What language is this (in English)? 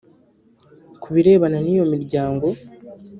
Kinyarwanda